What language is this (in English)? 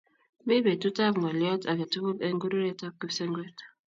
Kalenjin